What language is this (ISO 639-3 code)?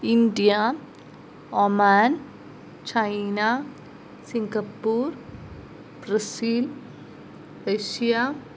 san